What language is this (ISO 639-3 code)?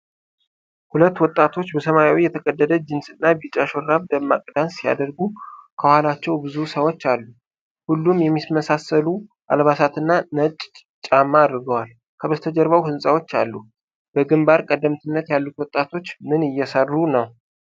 amh